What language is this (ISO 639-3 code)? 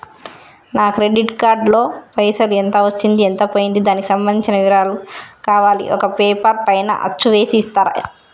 tel